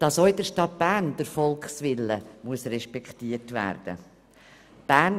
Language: Swiss German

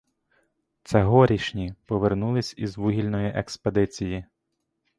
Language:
Ukrainian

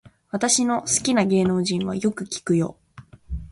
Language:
Japanese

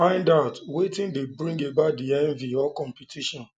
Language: Nigerian Pidgin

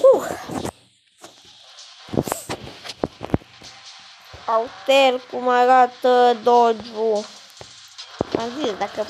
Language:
Romanian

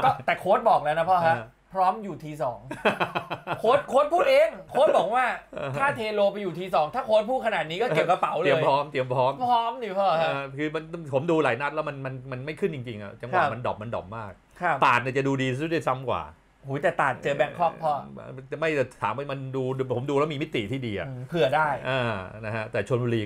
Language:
Thai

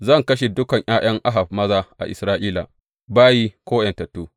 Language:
Hausa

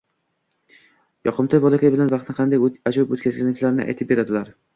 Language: Uzbek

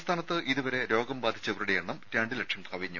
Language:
Malayalam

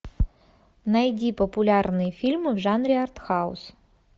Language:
Russian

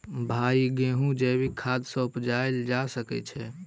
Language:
Maithili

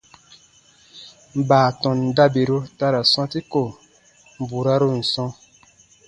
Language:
Baatonum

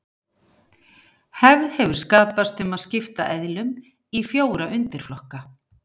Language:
Icelandic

